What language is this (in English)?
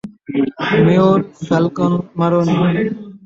Bangla